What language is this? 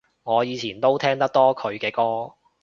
Cantonese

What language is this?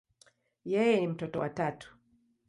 Swahili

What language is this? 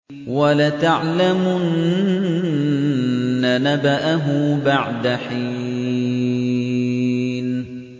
Arabic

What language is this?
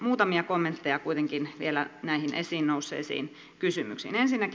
Finnish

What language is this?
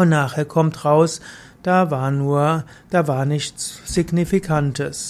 German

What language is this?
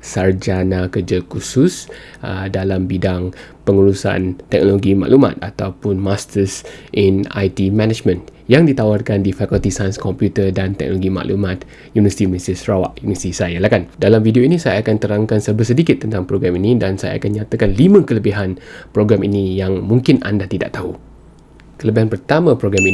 Malay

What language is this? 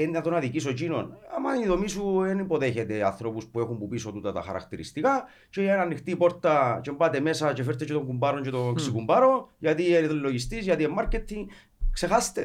Greek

